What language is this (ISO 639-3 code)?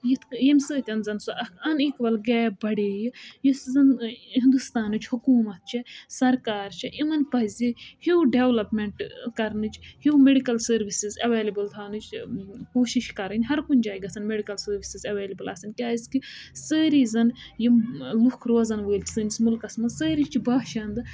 kas